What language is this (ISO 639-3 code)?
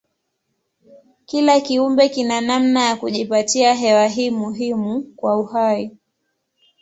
swa